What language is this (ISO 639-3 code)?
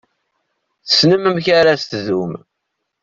kab